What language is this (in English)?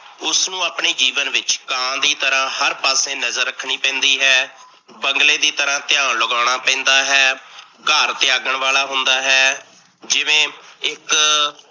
Punjabi